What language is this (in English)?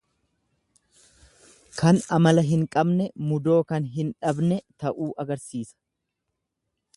Oromo